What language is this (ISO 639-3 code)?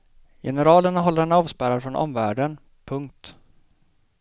swe